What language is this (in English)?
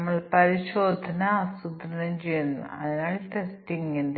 Malayalam